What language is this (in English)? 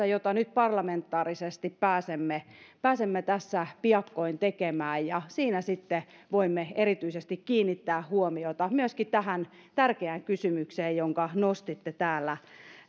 Finnish